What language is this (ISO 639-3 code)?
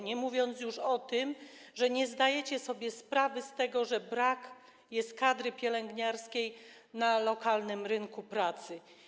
pol